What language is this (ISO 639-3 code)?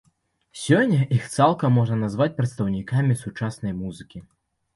bel